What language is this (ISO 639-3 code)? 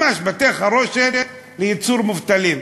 heb